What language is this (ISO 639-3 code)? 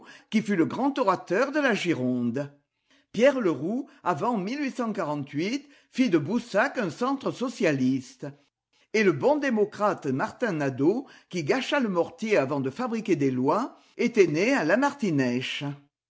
fra